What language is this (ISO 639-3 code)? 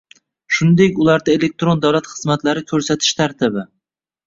uzb